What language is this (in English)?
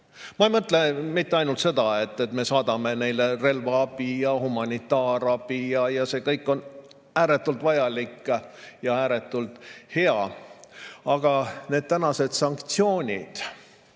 Estonian